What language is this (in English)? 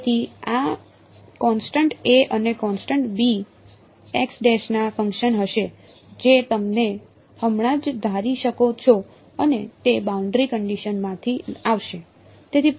Gujarati